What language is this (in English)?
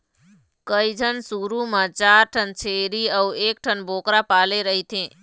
Chhattisgarhi